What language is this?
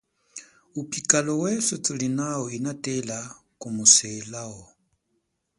Chokwe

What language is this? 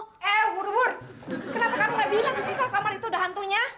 Indonesian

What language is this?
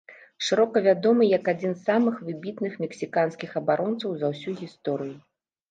Belarusian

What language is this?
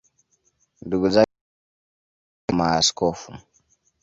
Swahili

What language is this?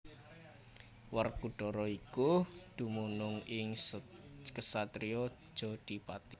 Javanese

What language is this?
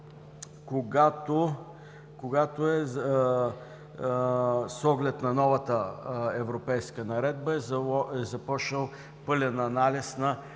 Bulgarian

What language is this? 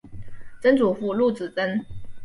Chinese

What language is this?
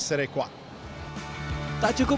Indonesian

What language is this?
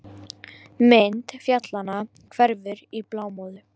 Icelandic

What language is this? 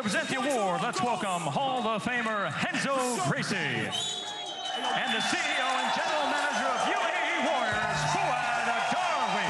Arabic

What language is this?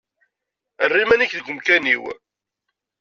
Kabyle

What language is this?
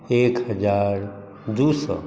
Maithili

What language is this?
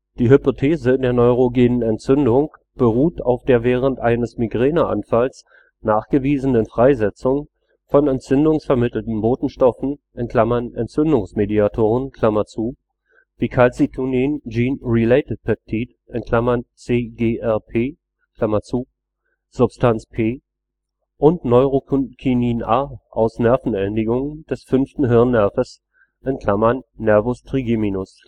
German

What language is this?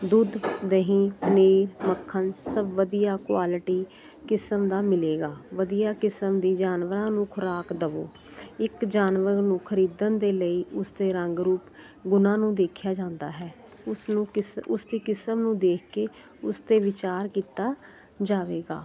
Punjabi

